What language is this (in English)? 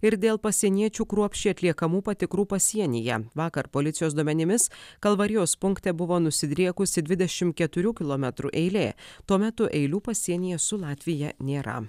Lithuanian